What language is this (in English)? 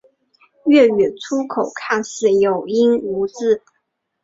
Chinese